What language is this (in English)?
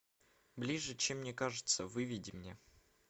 Russian